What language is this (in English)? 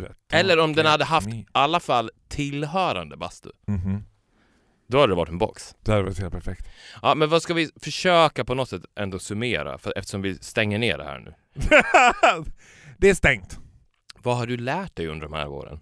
Swedish